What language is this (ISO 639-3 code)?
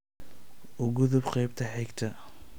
som